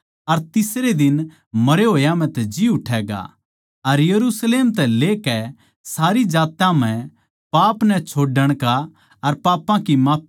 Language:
Haryanvi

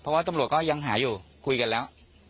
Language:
Thai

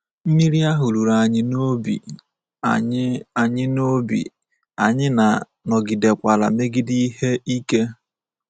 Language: Igbo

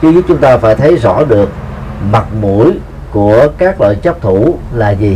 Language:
Vietnamese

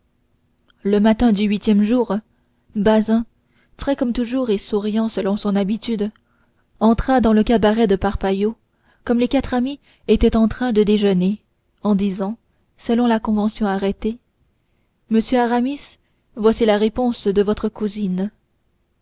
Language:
French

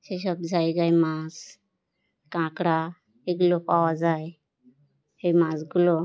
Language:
Bangla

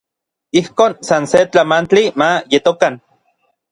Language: Orizaba Nahuatl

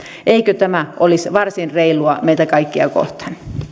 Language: Finnish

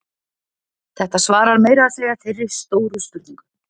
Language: Icelandic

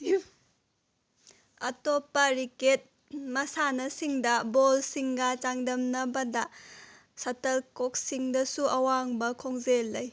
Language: Manipuri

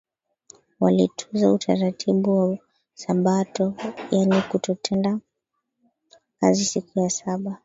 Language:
Swahili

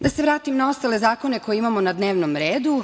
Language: Serbian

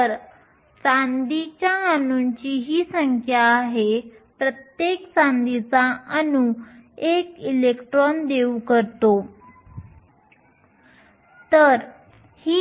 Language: Marathi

